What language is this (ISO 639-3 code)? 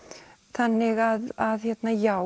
isl